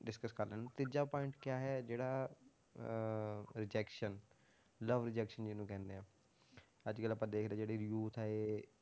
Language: Punjabi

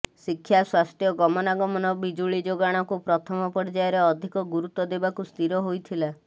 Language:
Odia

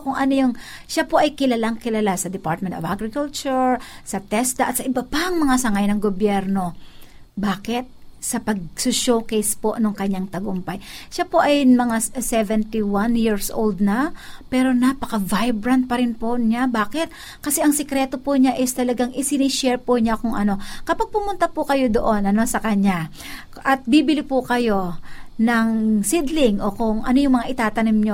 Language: Filipino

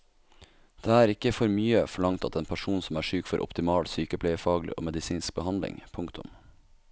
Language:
Norwegian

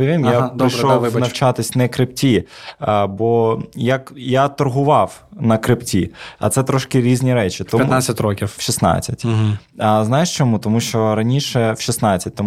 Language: Ukrainian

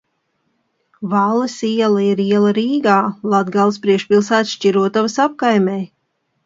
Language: Latvian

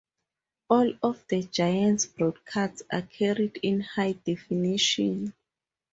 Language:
English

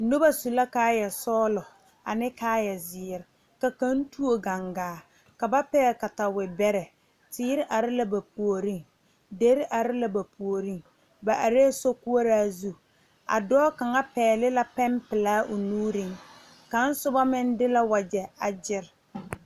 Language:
Southern Dagaare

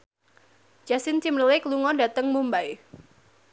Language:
Javanese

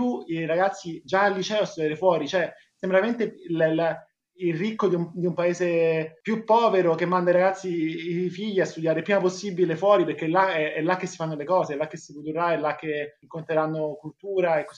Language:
Italian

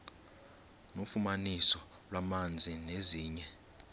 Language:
Xhosa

